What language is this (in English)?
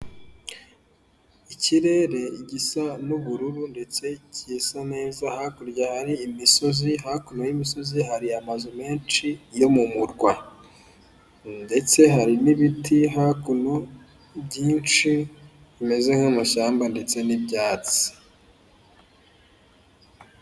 Kinyarwanda